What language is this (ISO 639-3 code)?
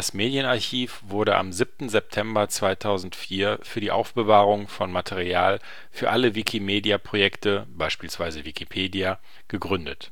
deu